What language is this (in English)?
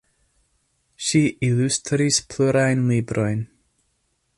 Esperanto